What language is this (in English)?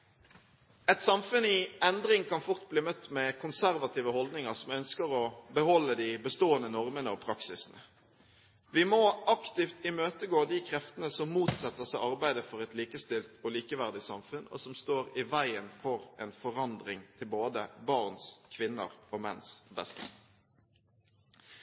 Norwegian Bokmål